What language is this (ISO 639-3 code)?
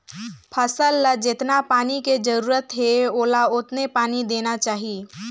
hne